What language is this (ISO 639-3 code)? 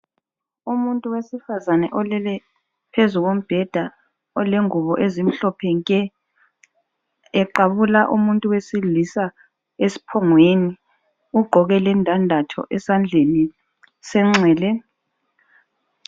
nde